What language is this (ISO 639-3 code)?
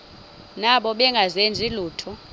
xho